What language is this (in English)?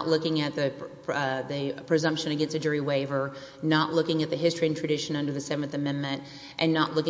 English